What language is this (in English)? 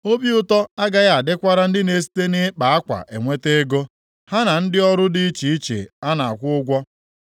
Igbo